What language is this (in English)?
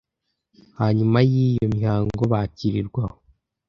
Kinyarwanda